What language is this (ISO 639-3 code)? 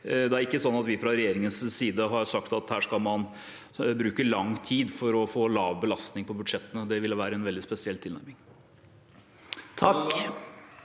nor